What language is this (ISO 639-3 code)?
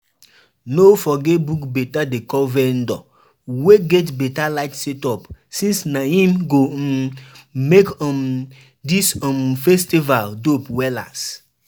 pcm